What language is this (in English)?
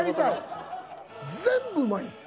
Japanese